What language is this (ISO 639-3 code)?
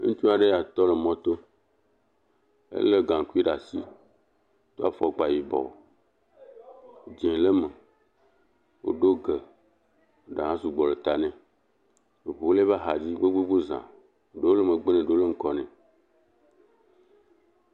ewe